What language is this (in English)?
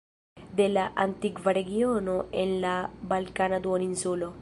Esperanto